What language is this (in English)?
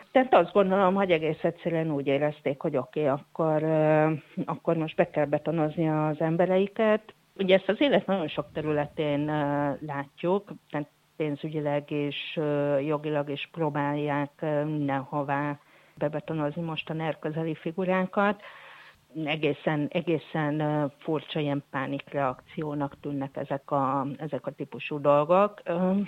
Hungarian